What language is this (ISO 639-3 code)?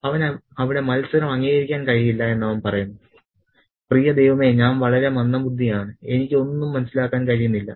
mal